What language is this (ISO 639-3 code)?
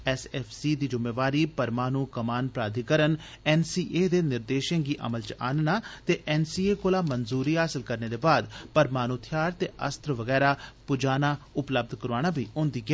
doi